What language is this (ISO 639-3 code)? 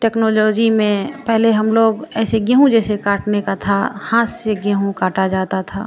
hin